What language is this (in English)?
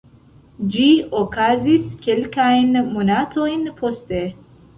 Esperanto